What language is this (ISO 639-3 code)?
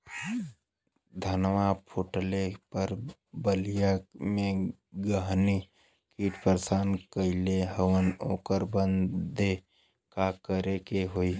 bho